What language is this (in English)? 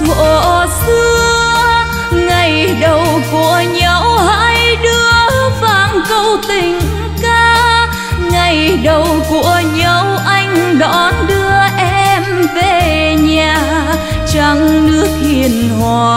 Vietnamese